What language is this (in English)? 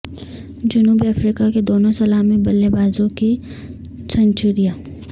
Urdu